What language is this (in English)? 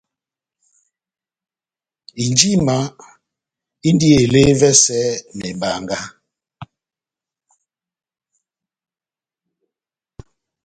Batanga